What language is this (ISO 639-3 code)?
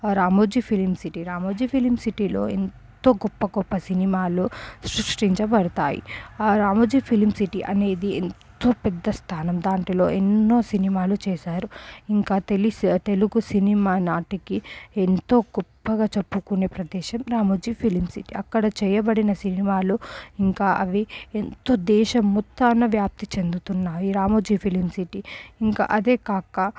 tel